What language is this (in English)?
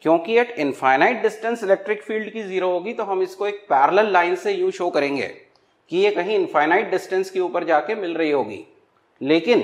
Hindi